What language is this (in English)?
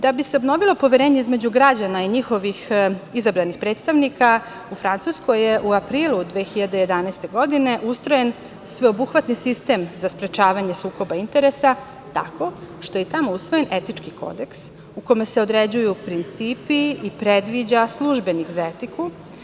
Serbian